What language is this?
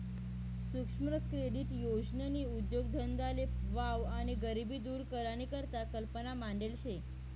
Marathi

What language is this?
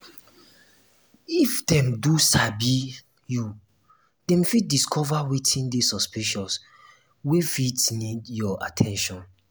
Nigerian Pidgin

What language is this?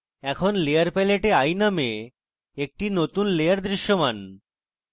Bangla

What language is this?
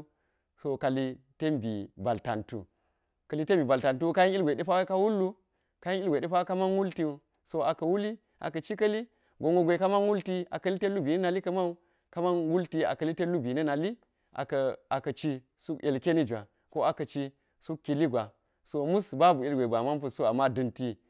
Geji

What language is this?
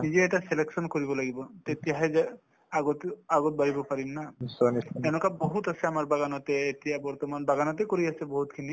Assamese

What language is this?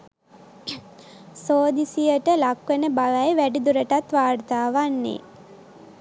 Sinhala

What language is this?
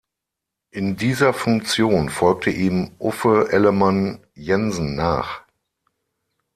German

